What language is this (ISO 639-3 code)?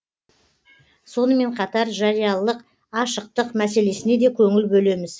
kaz